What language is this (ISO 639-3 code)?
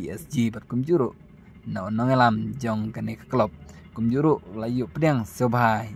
ind